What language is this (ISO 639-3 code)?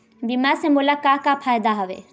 hne